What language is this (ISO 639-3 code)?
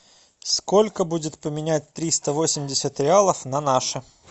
rus